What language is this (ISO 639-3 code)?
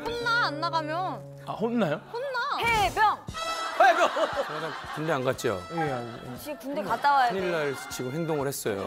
kor